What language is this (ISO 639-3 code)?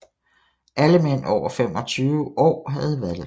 dan